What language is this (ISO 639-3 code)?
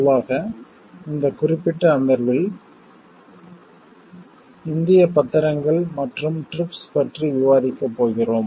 tam